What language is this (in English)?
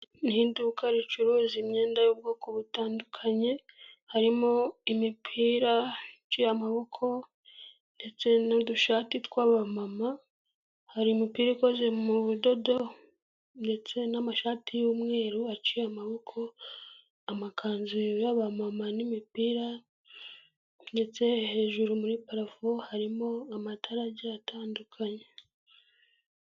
Kinyarwanda